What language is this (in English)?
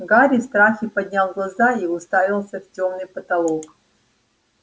Russian